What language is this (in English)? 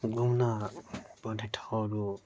Nepali